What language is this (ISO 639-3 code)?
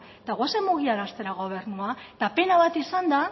eus